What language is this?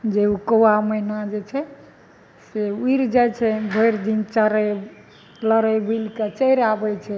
Maithili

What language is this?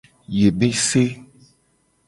Gen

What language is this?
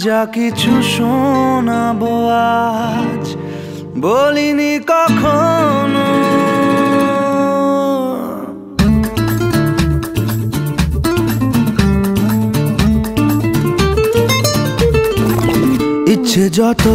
Turkish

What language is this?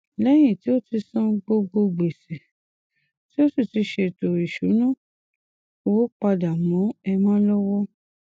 Yoruba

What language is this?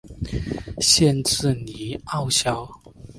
Chinese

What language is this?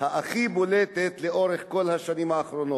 Hebrew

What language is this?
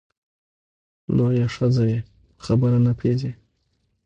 Pashto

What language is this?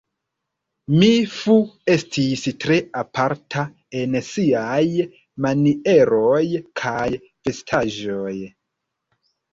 Esperanto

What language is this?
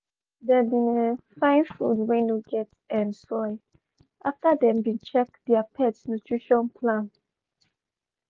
Nigerian Pidgin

